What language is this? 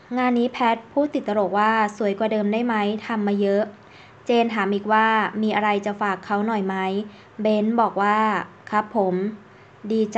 Thai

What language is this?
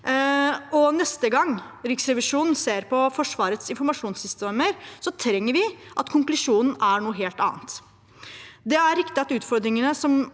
Norwegian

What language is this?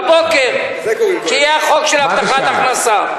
Hebrew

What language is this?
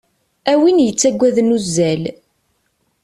Kabyle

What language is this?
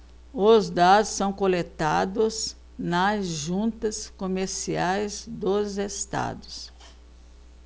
Portuguese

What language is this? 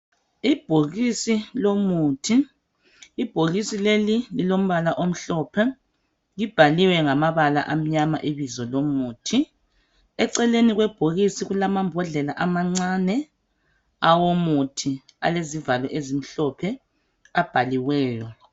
North Ndebele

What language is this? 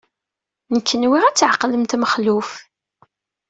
Kabyle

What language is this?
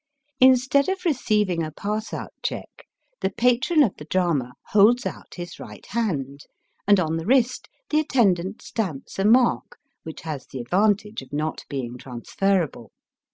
English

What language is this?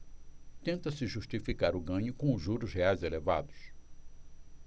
Portuguese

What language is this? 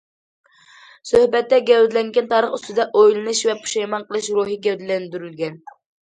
Uyghur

